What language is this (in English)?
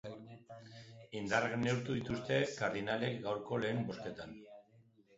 Basque